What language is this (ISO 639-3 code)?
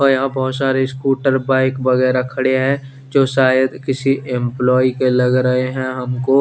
hin